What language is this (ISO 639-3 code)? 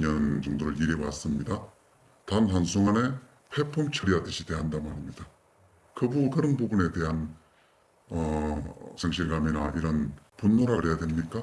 kor